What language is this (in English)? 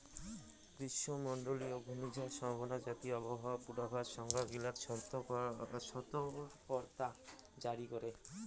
Bangla